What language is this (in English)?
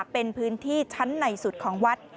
Thai